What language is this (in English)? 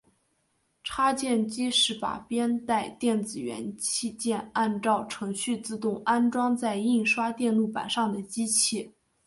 Chinese